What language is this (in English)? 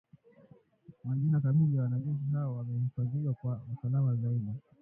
Swahili